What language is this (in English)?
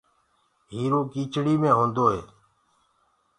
Gurgula